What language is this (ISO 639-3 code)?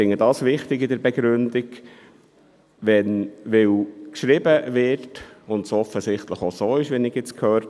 gsw